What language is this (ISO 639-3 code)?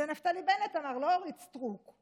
heb